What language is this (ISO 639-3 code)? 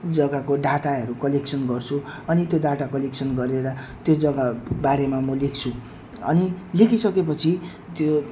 nep